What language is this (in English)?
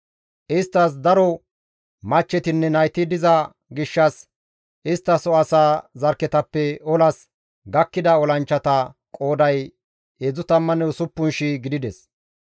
Gamo